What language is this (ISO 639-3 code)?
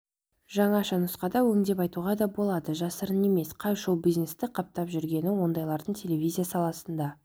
kaz